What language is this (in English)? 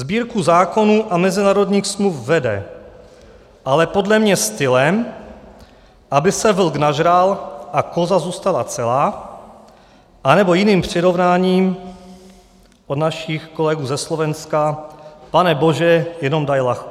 Czech